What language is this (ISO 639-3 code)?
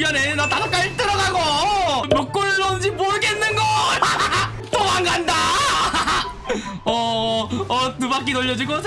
kor